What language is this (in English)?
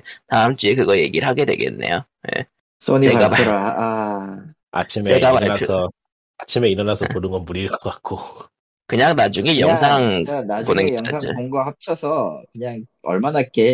Korean